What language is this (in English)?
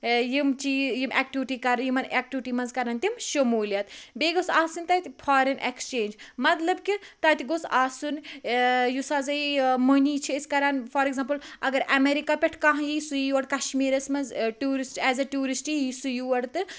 Kashmiri